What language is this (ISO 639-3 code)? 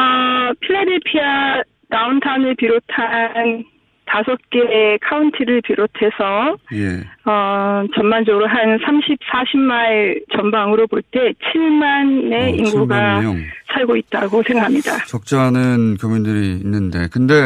kor